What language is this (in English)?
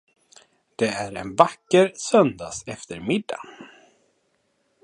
Swedish